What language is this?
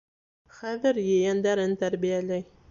Bashkir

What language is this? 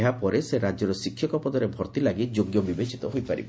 Odia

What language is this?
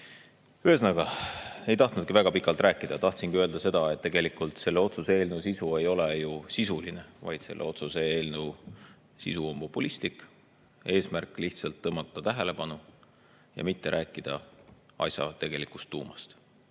Estonian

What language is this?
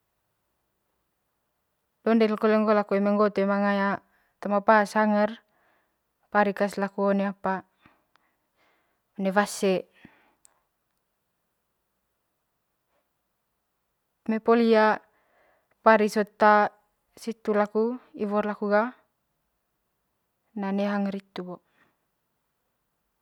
Manggarai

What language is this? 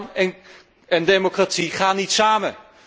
Dutch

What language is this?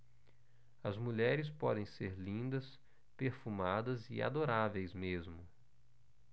Portuguese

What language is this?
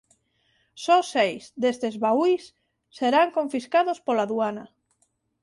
Galician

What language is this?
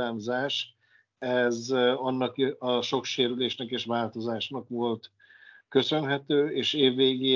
Hungarian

